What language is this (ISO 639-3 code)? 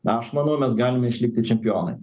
lit